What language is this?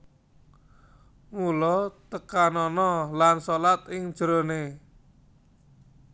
Javanese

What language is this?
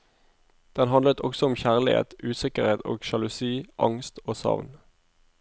Norwegian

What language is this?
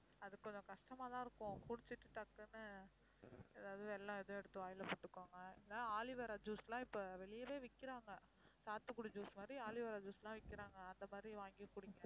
Tamil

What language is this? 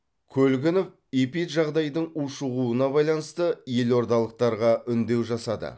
Kazakh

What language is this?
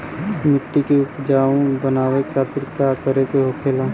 Bhojpuri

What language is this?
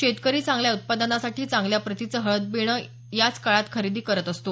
Marathi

